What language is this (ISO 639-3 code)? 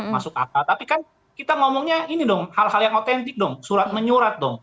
ind